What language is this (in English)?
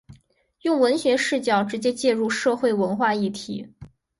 Chinese